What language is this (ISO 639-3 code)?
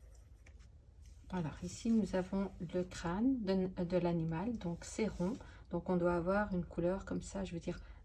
fra